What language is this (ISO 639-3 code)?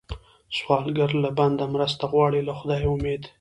pus